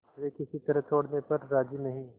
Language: Hindi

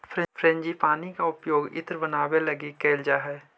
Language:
Magahi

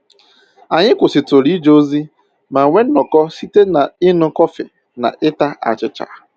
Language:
Igbo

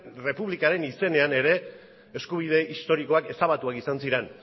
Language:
Basque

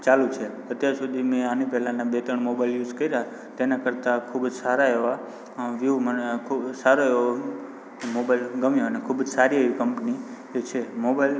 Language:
Gujarati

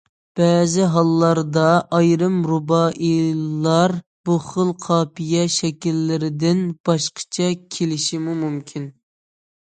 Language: Uyghur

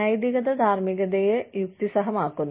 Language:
Malayalam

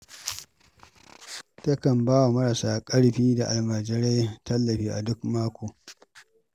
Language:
Hausa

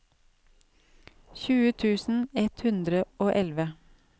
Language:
Norwegian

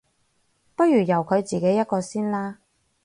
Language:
Cantonese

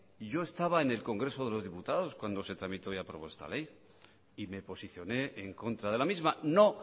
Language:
Spanish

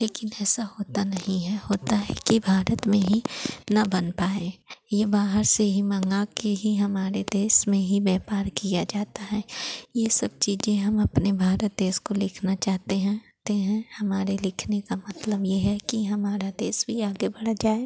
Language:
Hindi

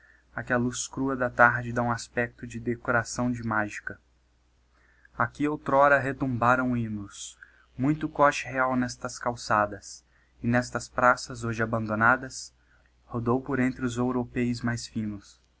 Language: Portuguese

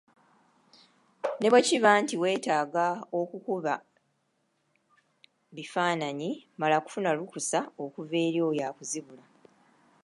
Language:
Ganda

